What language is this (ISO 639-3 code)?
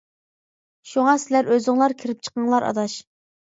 uig